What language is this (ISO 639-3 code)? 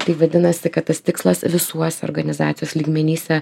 lit